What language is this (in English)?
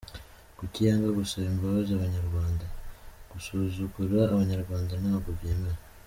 Kinyarwanda